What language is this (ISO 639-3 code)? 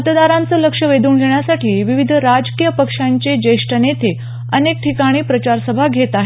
mar